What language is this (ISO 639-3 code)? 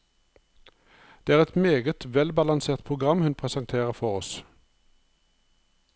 nor